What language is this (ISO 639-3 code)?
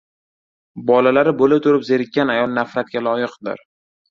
uzb